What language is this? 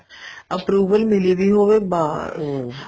Punjabi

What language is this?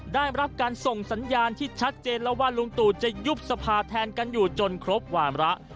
Thai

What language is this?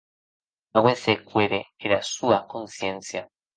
Occitan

